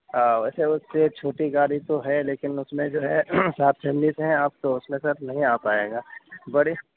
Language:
Urdu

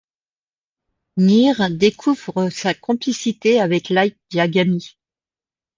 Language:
French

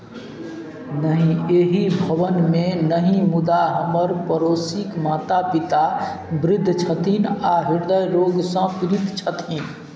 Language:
Maithili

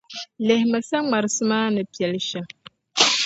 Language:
Dagbani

